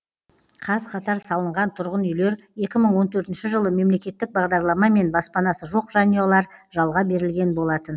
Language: Kazakh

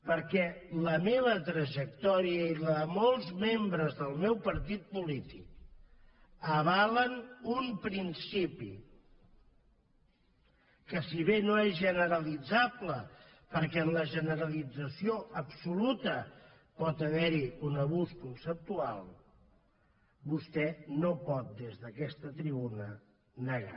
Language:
Catalan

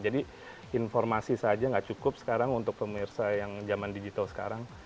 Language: Indonesian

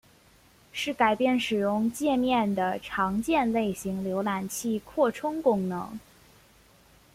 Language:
Chinese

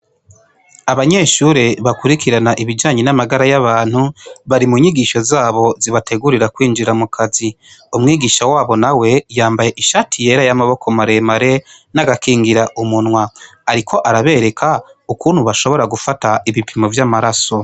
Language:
Rundi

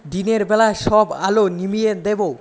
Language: Bangla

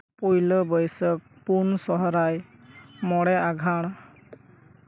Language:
Santali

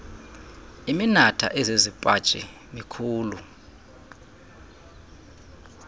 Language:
Xhosa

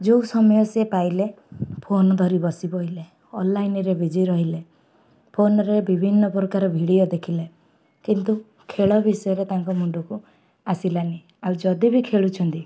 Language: Odia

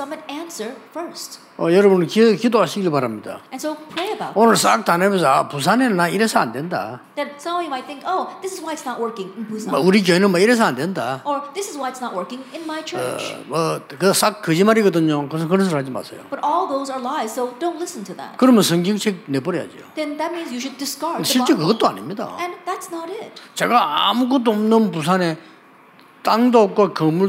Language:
Korean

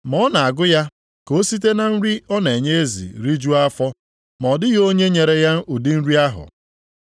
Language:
Igbo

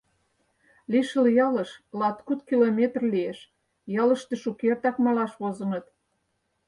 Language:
Mari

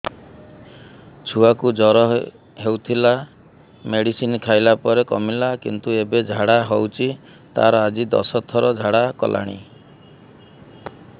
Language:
Odia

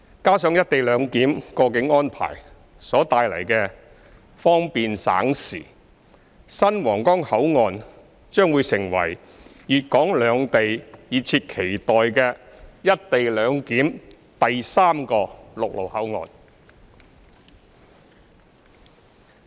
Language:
Cantonese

